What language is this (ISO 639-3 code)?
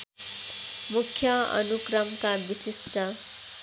nep